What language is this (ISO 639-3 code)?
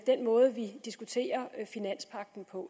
dan